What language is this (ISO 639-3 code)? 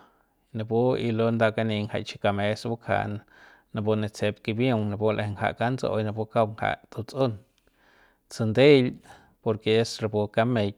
pbs